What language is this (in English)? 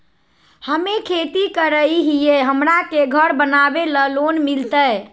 Magahi